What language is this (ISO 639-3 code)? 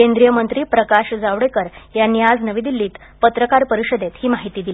mar